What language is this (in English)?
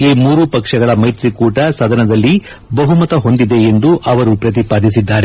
Kannada